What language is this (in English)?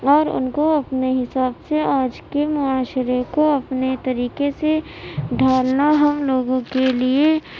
Urdu